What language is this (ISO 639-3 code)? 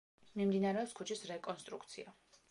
kat